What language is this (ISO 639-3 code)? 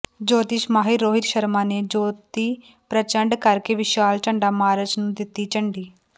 pan